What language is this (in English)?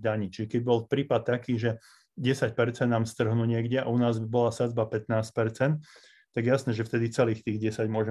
Slovak